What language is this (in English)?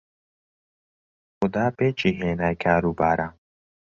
Central Kurdish